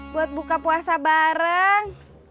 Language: Indonesian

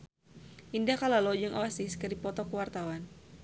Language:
Sundanese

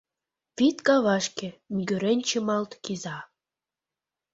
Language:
Mari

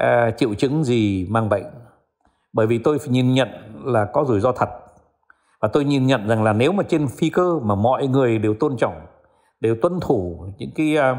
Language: Vietnamese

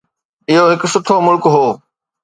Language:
Sindhi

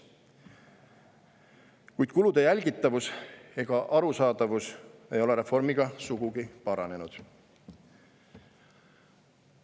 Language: Estonian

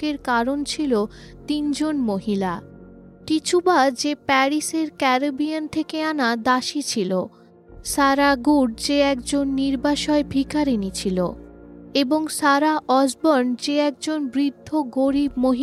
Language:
Bangla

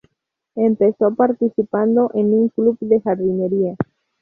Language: Spanish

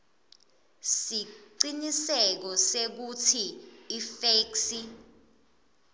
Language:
Swati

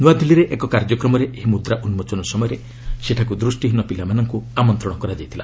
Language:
Odia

